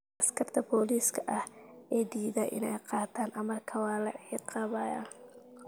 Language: Somali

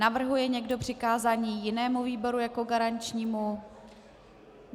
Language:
Czech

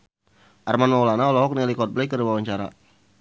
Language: Sundanese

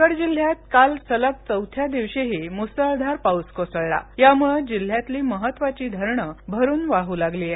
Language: Marathi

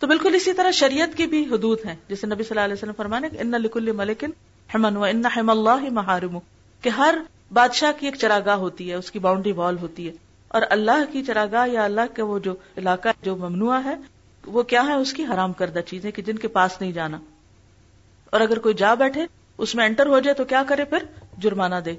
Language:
Urdu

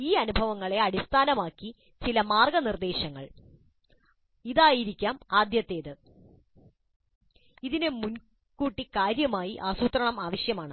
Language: Malayalam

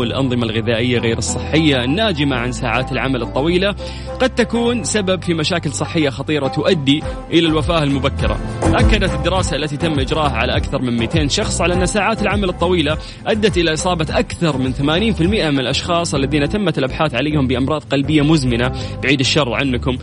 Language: Arabic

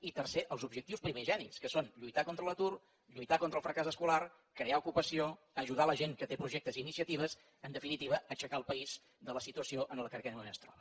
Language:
Catalan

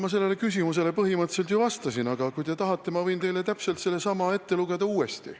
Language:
Estonian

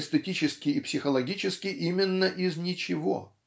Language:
Russian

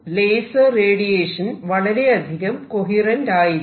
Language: Malayalam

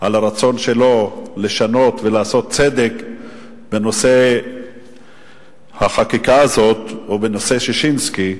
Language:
Hebrew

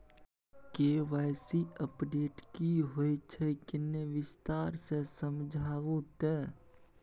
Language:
Maithili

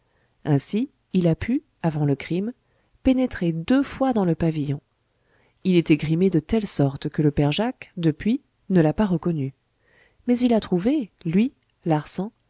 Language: French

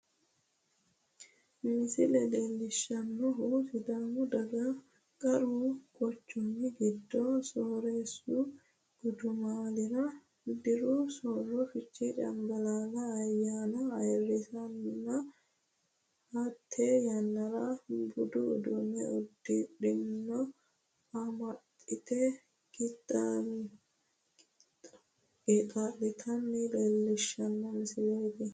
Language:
Sidamo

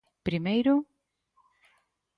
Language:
Galician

